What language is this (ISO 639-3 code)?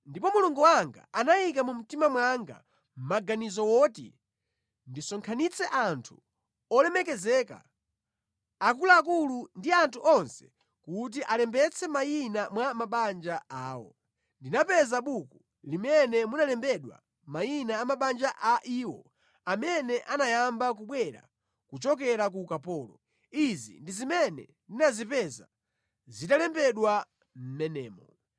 nya